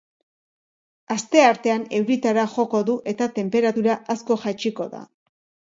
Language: Basque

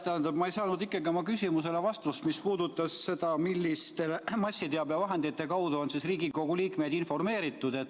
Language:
Estonian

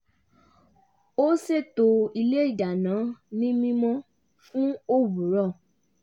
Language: Yoruba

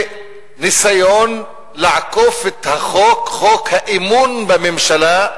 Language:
Hebrew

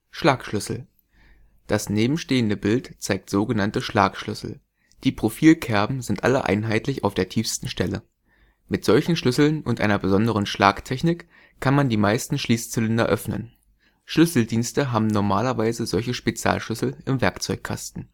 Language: German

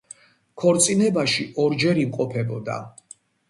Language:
Georgian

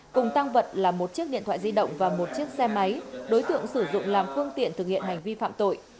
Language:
Vietnamese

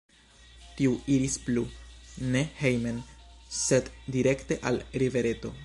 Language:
Esperanto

